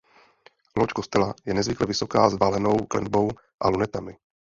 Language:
Czech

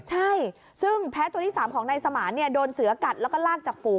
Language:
Thai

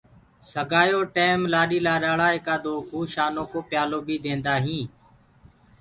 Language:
Gurgula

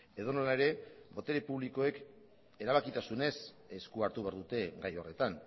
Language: Basque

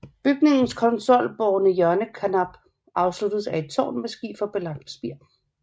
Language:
Danish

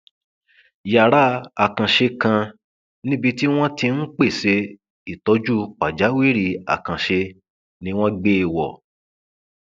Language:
Yoruba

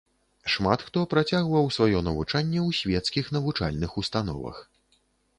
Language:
Belarusian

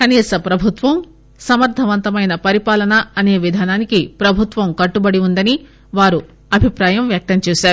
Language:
Telugu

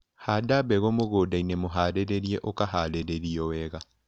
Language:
Kikuyu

